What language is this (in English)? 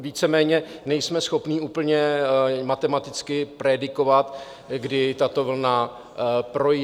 Czech